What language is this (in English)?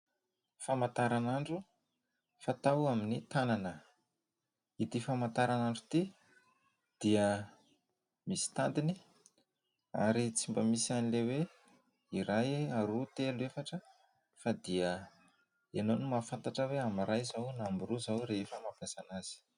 Malagasy